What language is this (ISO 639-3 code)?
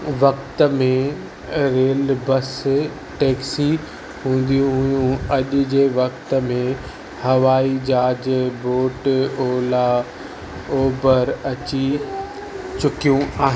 snd